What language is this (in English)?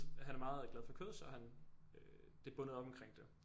Danish